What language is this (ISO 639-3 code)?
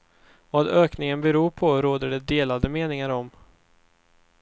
swe